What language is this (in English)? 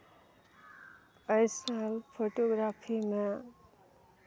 Maithili